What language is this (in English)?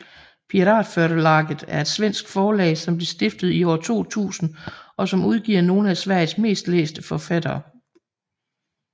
Danish